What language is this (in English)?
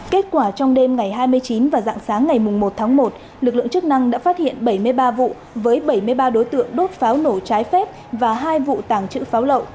Vietnamese